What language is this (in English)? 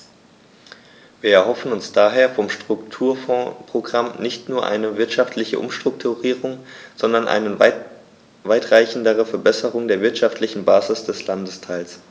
German